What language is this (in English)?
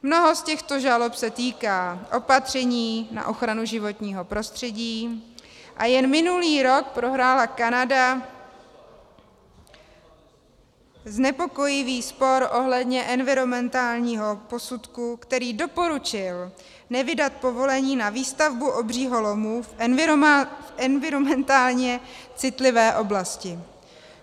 Czech